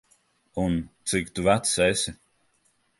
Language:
Latvian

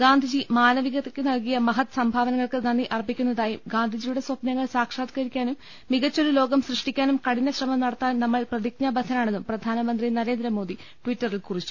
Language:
Malayalam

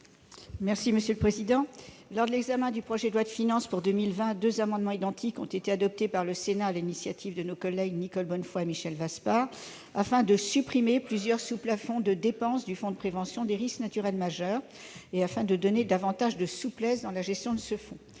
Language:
French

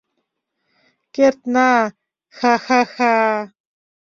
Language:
Mari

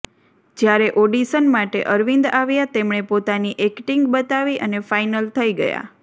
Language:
Gujarati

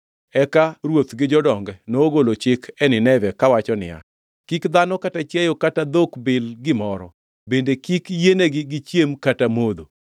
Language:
Luo (Kenya and Tanzania)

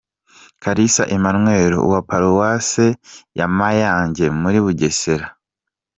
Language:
Kinyarwanda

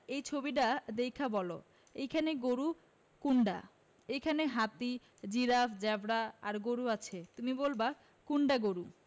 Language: Bangla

